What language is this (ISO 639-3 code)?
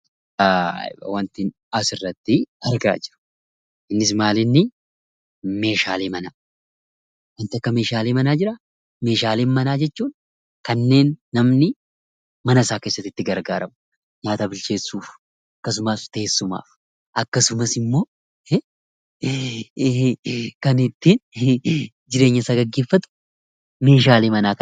orm